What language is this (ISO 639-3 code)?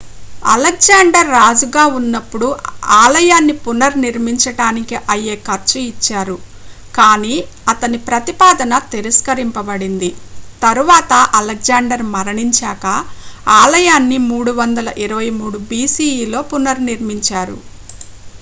tel